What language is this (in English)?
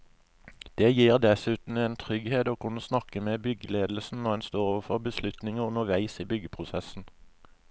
Norwegian